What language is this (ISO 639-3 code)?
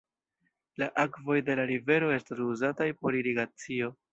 epo